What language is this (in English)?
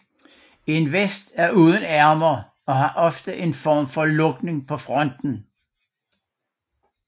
Danish